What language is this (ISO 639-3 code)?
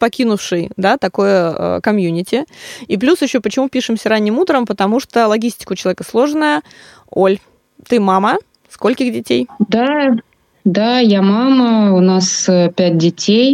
rus